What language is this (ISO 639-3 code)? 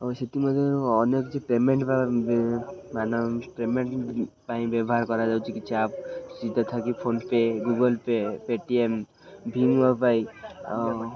ori